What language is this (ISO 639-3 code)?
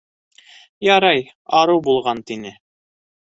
bak